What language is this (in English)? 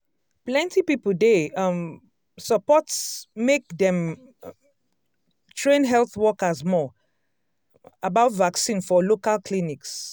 Nigerian Pidgin